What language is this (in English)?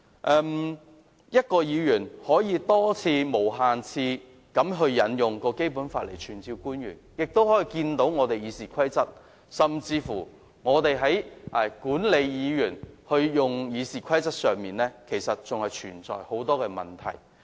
Cantonese